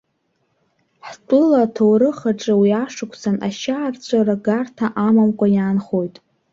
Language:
Abkhazian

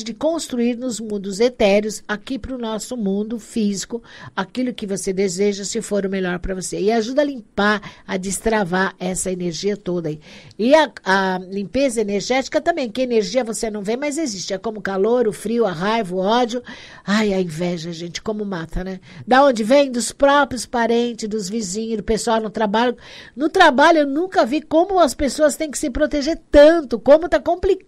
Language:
Portuguese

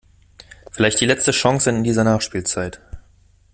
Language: German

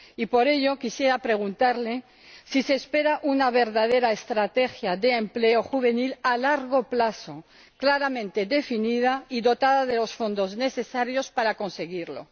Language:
Spanish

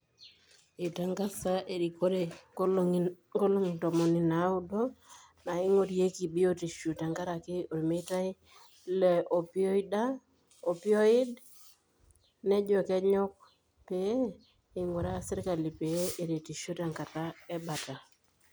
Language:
Masai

